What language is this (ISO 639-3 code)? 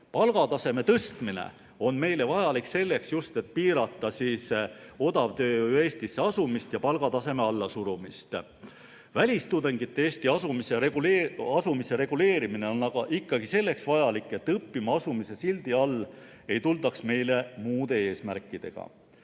est